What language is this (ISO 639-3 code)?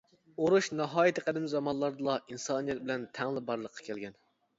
uig